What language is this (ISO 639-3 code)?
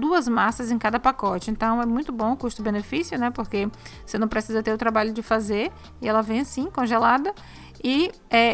por